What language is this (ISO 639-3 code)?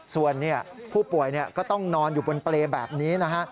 tha